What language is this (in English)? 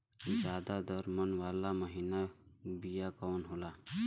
Bhojpuri